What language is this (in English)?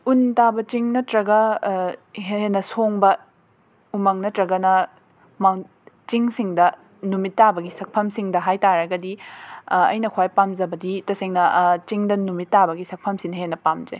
Manipuri